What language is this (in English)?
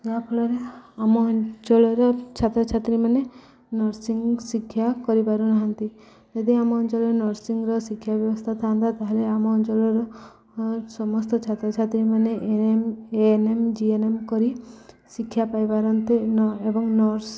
Odia